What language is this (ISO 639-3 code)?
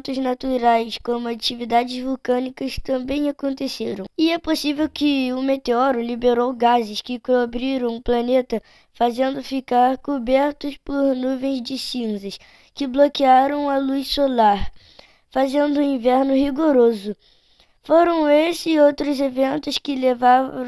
por